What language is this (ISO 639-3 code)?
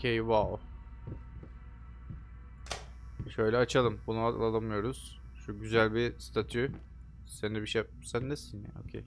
tur